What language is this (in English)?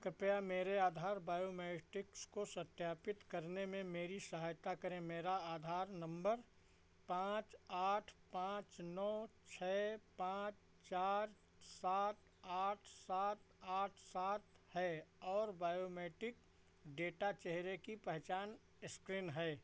Hindi